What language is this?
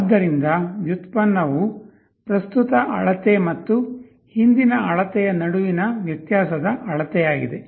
Kannada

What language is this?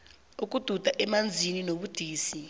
South Ndebele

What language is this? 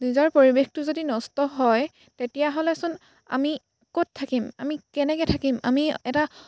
Assamese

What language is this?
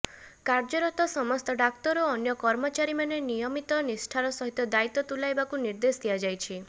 Odia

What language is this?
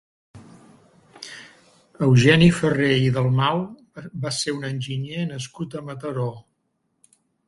Catalan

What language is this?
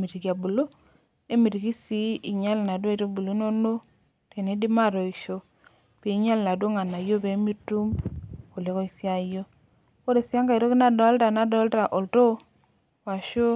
Masai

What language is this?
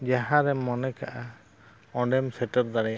Santali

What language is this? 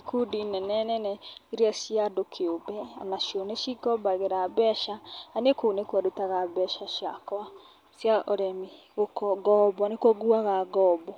Kikuyu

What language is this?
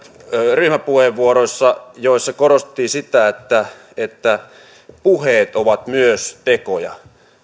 Finnish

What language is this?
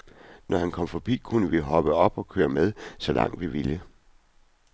Danish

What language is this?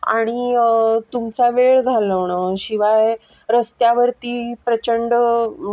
Marathi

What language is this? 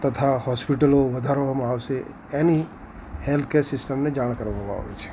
Gujarati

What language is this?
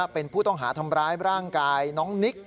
Thai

